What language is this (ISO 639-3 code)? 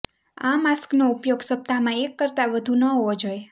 guj